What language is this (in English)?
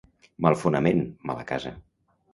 Catalan